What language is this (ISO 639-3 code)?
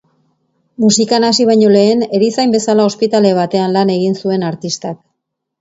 eus